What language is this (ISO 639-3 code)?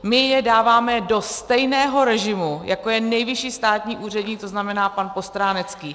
ces